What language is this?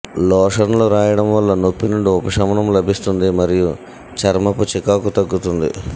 Telugu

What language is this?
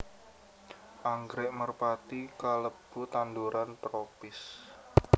Javanese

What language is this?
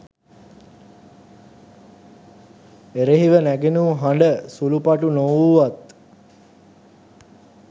Sinhala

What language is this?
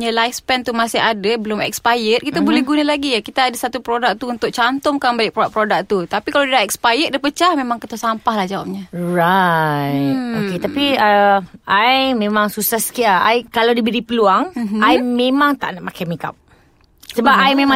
Malay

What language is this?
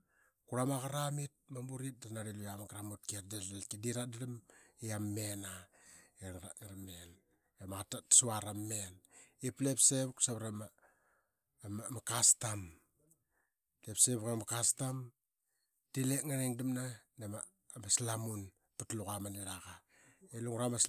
Qaqet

